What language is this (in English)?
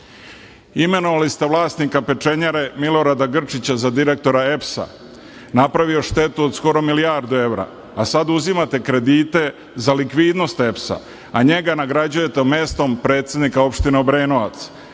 Serbian